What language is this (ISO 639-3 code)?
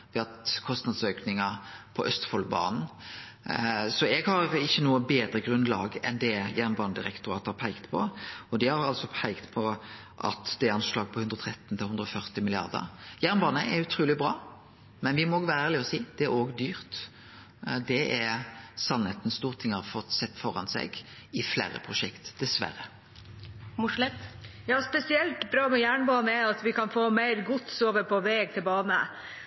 nor